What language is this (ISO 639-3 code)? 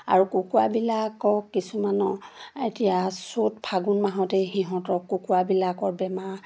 asm